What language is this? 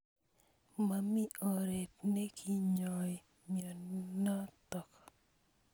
Kalenjin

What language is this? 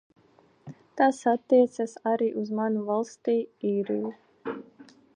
Latvian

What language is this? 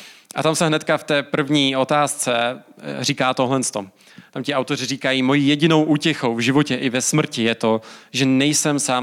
Czech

